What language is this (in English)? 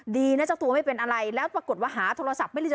Thai